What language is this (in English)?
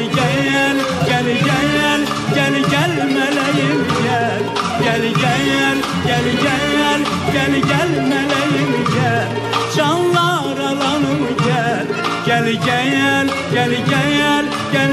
Turkish